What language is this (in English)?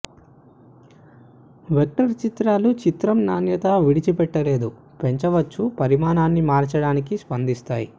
Telugu